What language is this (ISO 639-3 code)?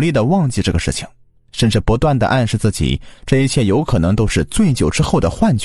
zho